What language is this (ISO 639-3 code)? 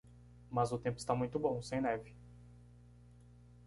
por